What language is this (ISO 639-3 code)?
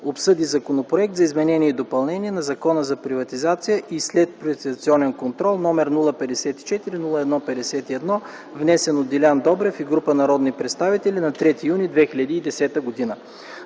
bul